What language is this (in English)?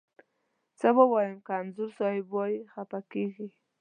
Pashto